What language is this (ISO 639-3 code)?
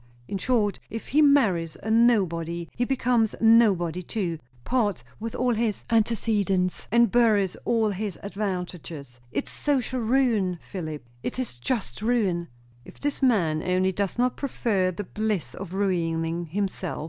eng